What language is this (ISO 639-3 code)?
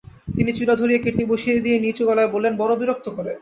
ben